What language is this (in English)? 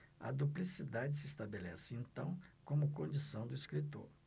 Portuguese